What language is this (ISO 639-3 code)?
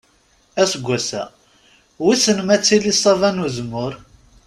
kab